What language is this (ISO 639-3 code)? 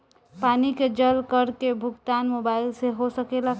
bho